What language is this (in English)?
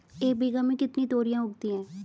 Hindi